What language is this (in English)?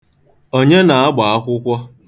Igbo